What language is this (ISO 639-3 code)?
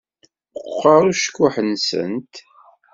kab